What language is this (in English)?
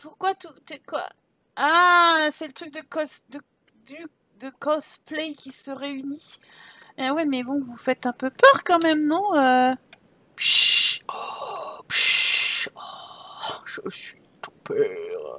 French